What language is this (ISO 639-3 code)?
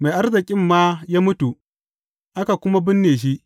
hau